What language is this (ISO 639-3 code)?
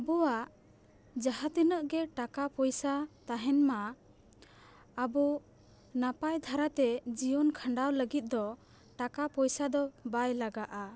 sat